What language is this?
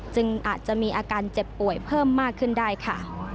Thai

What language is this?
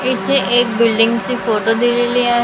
Marathi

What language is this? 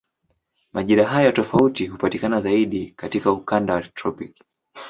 Swahili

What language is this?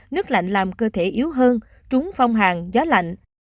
Vietnamese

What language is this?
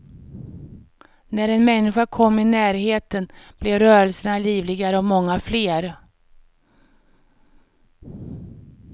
Swedish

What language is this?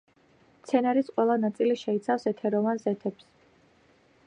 Georgian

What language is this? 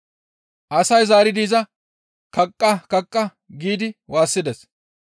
Gamo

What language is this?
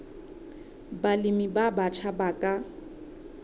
Southern Sotho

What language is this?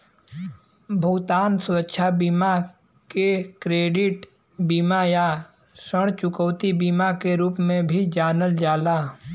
Bhojpuri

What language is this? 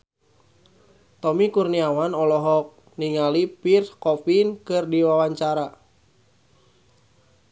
Sundanese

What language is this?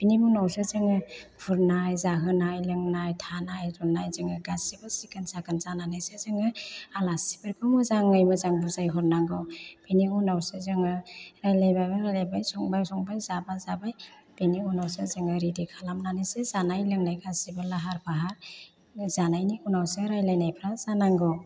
Bodo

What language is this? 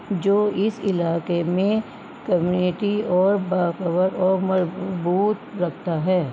Urdu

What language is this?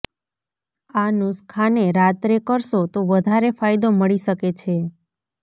Gujarati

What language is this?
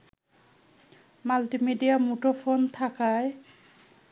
Bangla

